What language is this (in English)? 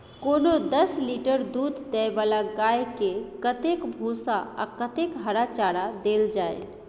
Maithili